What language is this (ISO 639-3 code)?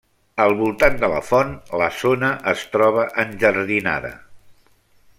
cat